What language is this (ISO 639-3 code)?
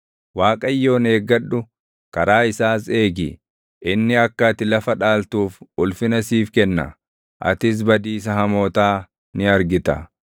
orm